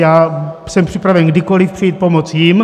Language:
Czech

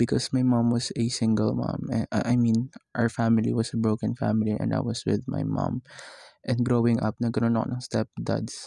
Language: Filipino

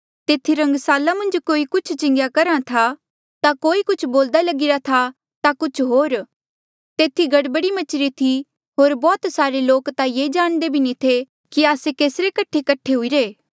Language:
Mandeali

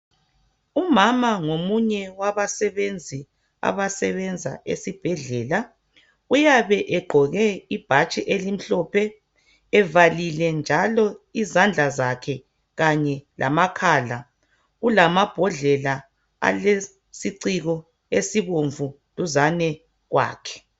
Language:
North Ndebele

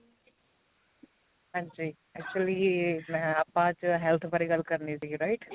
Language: Punjabi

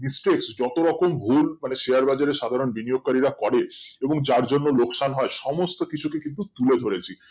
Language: Bangla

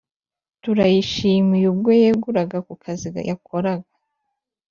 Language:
Kinyarwanda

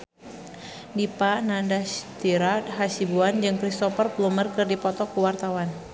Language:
Sundanese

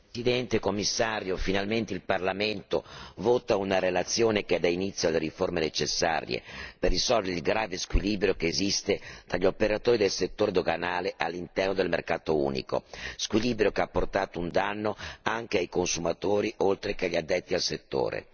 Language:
Italian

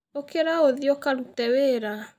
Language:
Kikuyu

